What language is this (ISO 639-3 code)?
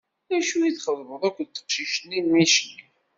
kab